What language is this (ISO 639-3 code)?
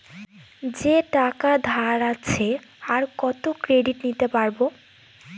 ben